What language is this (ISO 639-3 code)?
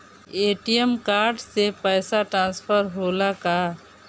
bho